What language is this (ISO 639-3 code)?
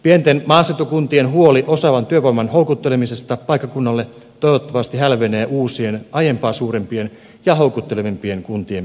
fin